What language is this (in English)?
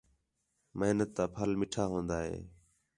Khetrani